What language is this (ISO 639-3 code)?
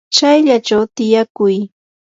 qur